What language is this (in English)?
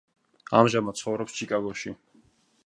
Georgian